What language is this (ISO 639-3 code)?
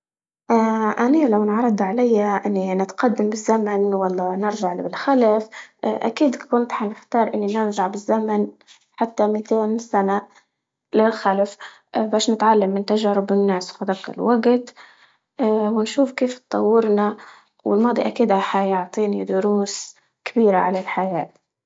ayl